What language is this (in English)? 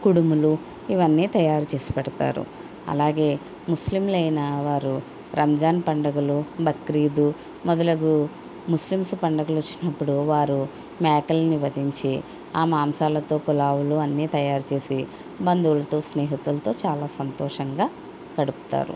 Telugu